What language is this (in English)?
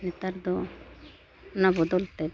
Santali